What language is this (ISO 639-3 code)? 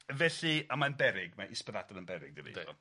cym